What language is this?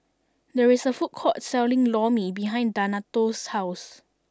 English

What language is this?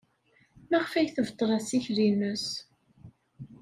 Kabyle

